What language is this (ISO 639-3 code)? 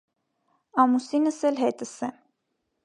hye